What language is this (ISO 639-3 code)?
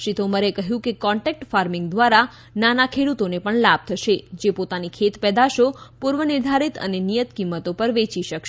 guj